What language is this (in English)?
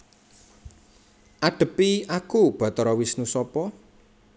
Javanese